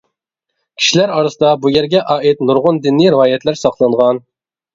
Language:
Uyghur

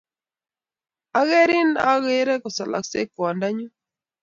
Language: Kalenjin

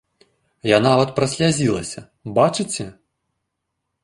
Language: Belarusian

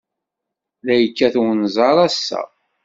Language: Kabyle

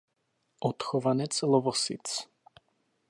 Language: Czech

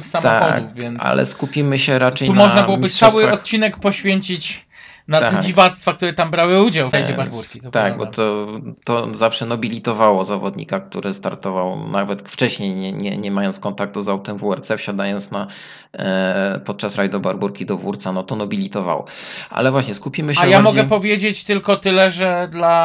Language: Polish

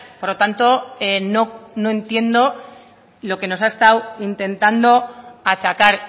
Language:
Spanish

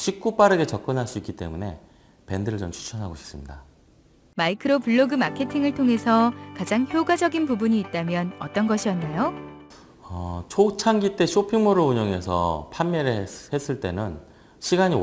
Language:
Korean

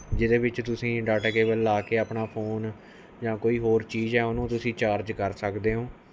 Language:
Punjabi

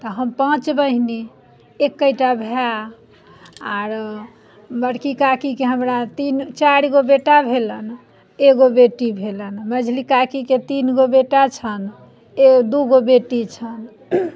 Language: Maithili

